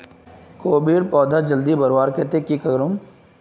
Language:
Magahi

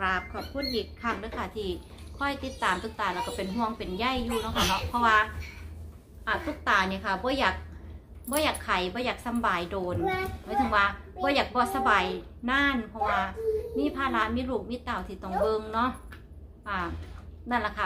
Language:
Thai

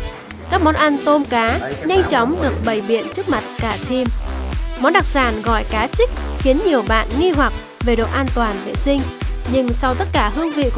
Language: Vietnamese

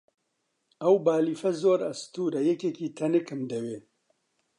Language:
Central Kurdish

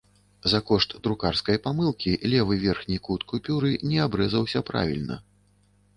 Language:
Belarusian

